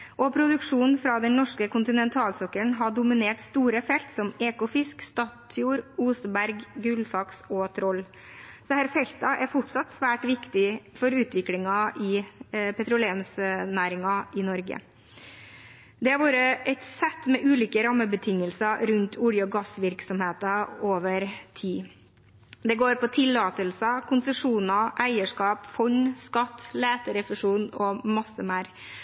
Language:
Norwegian Bokmål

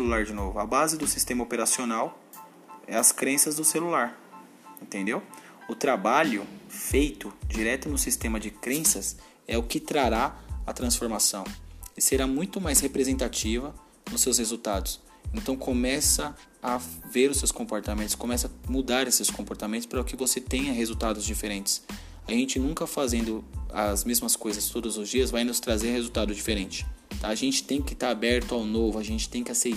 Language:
Portuguese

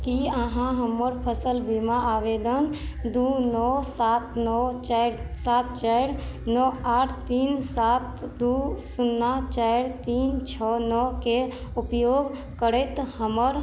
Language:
Maithili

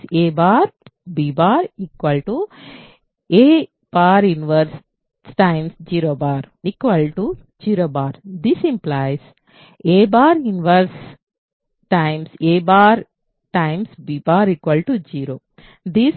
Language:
Telugu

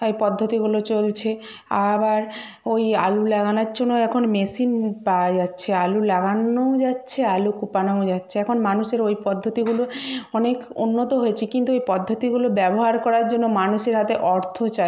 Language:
Bangla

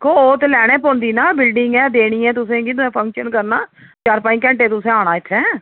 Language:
Dogri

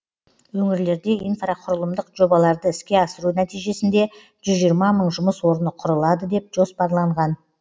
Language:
Kazakh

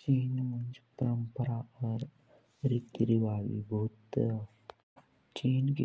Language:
Jaunsari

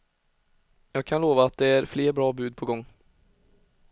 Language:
Swedish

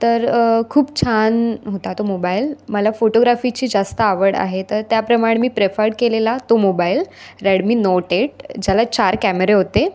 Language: Marathi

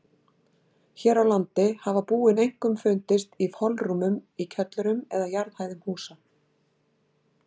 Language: Icelandic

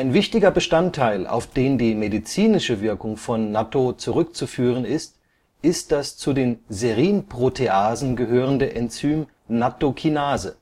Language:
German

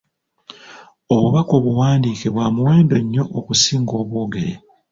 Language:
Ganda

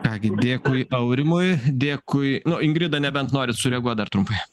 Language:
Lithuanian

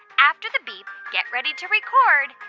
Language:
English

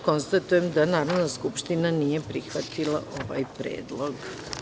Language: Serbian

